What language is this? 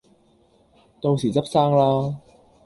Cantonese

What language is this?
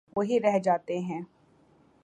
Urdu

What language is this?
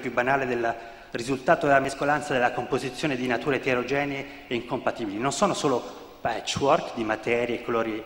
Italian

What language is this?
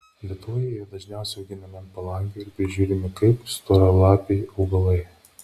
Lithuanian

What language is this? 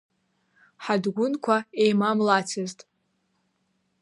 Abkhazian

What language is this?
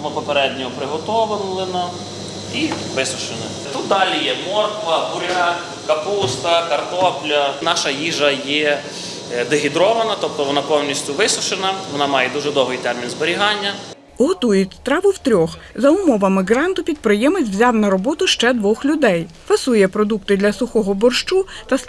Ukrainian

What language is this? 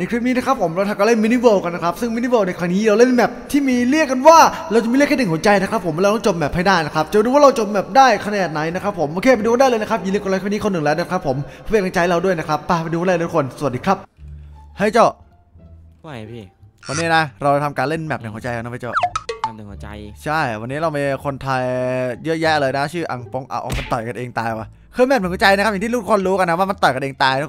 Thai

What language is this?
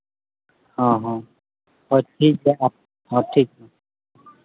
Santali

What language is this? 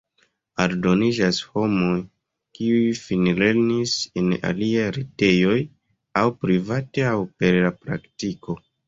Esperanto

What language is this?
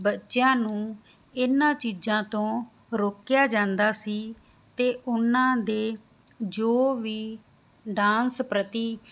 Punjabi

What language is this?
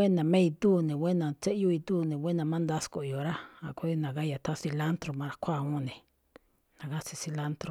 Malinaltepec Me'phaa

